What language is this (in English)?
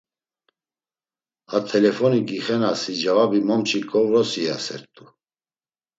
Laz